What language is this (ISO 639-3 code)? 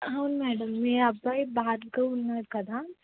tel